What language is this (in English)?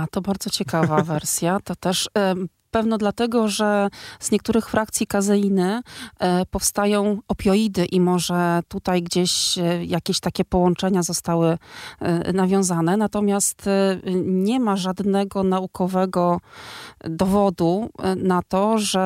Polish